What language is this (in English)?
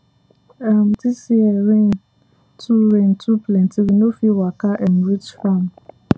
Nigerian Pidgin